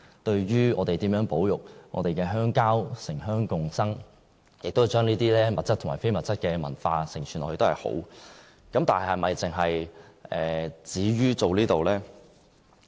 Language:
Cantonese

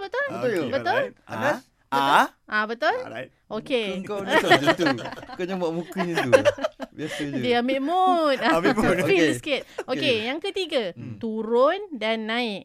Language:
Malay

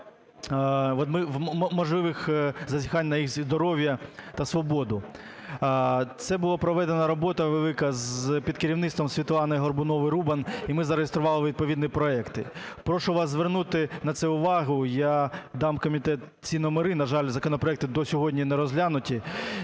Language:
Ukrainian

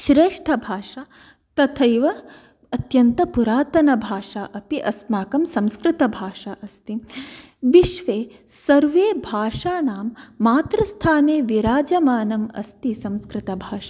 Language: Sanskrit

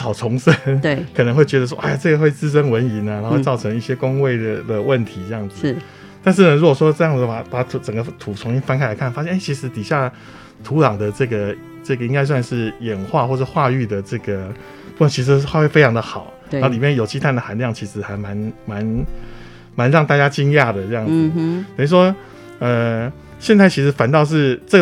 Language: Chinese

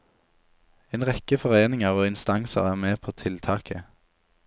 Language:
Norwegian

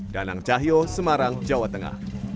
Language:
Indonesian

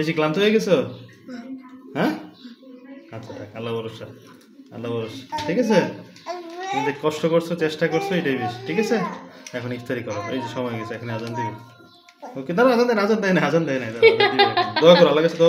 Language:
Romanian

